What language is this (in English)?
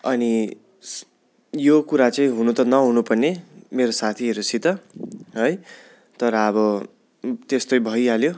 Nepali